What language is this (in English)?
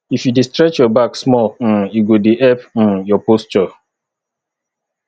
Nigerian Pidgin